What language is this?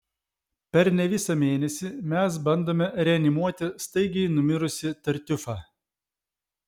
Lithuanian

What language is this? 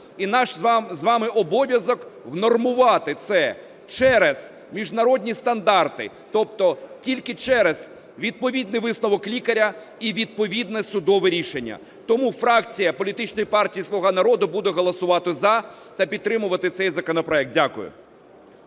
Ukrainian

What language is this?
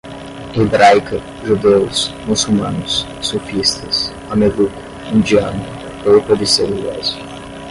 Portuguese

